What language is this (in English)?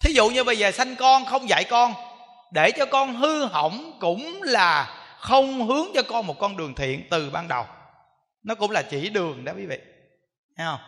Vietnamese